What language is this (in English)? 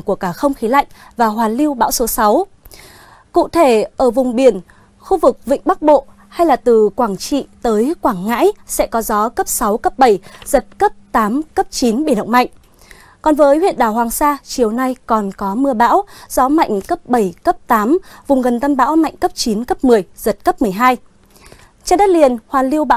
Vietnamese